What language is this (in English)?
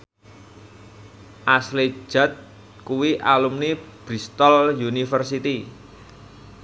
Javanese